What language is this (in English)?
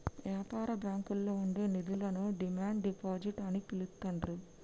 Telugu